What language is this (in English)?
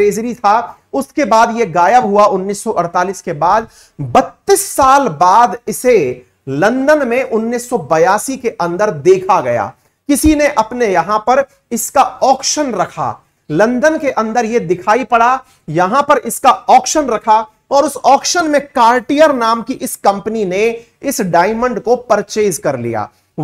Hindi